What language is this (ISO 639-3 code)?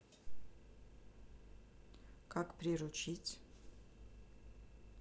rus